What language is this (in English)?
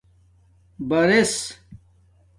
Domaaki